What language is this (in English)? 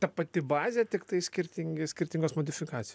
Lithuanian